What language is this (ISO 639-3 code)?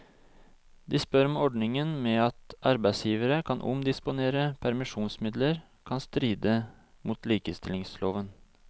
nor